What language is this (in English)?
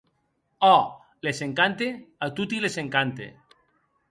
Occitan